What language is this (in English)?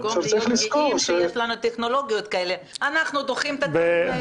Hebrew